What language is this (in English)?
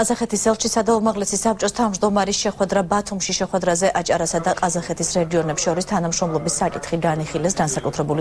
Romanian